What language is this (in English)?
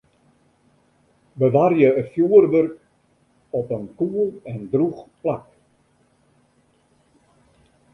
Western Frisian